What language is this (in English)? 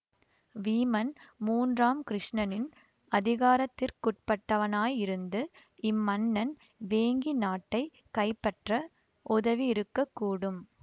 Tamil